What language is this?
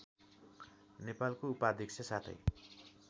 Nepali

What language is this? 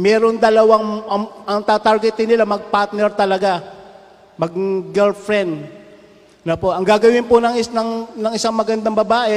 Filipino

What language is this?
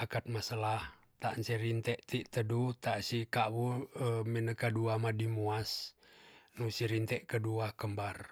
Tonsea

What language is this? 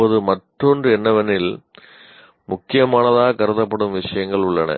Tamil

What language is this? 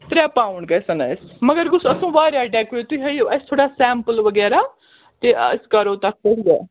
Kashmiri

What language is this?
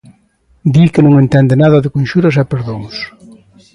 Galician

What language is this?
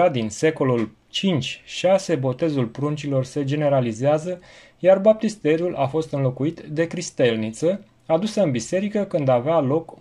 Romanian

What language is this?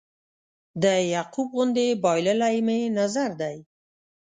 Pashto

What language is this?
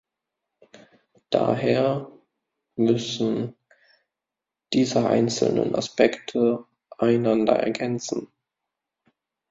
German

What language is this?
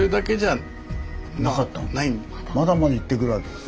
Japanese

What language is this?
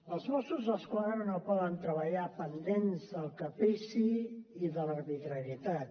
Catalan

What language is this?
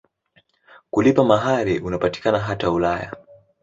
Swahili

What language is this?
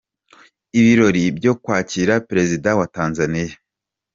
Kinyarwanda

